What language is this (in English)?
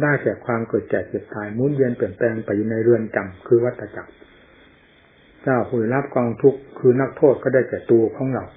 Thai